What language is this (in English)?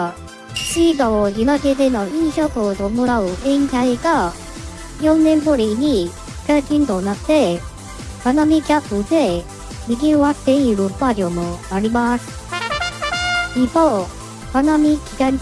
Japanese